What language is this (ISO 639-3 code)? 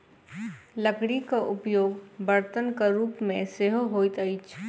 mai